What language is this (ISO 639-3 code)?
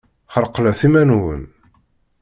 kab